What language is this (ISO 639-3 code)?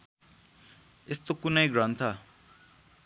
nep